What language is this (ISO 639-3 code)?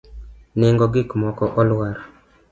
luo